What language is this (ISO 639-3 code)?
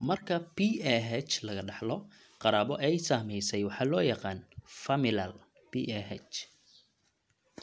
som